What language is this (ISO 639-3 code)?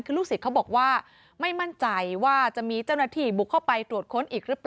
tha